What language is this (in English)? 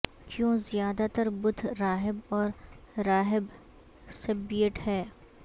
Urdu